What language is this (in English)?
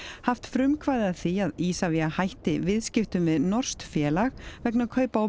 Icelandic